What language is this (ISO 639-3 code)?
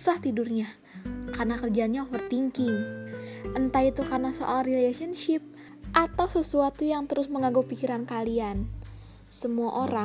ind